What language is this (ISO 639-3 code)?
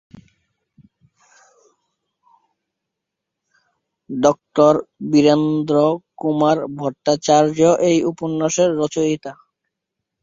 ben